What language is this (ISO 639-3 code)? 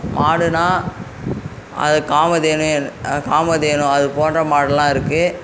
tam